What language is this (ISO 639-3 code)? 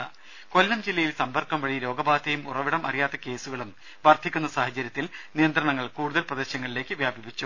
mal